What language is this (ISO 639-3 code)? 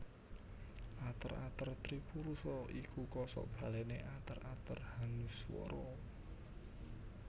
jav